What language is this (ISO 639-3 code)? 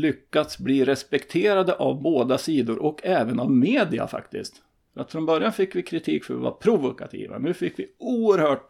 swe